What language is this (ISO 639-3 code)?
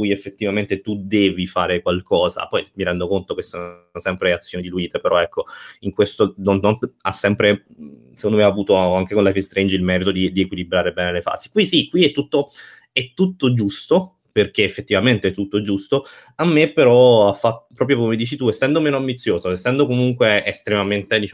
ita